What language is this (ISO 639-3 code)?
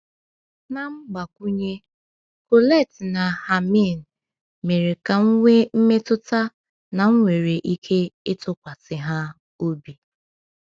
ibo